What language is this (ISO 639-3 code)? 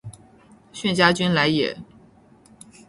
zho